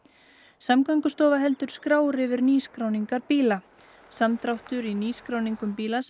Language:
Icelandic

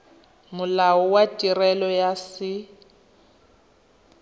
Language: Tswana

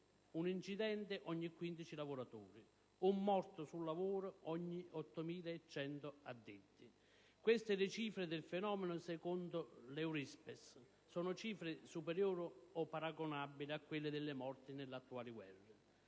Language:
Italian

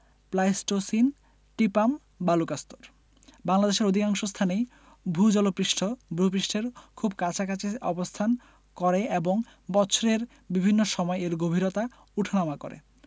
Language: Bangla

